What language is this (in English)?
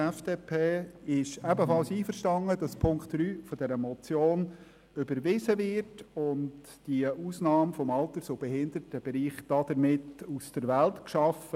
Swiss German